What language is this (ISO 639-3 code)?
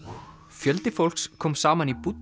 isl